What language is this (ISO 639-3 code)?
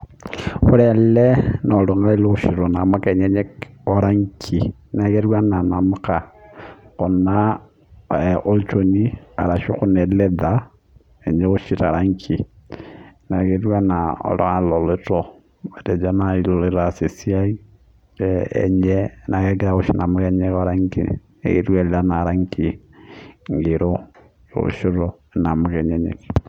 mas